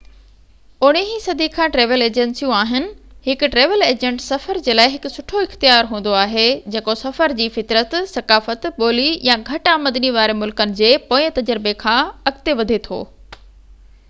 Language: Sindhi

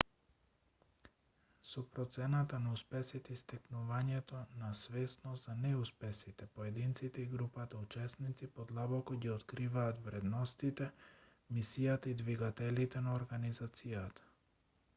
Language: Macedonian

